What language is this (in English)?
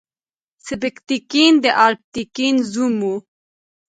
Pashto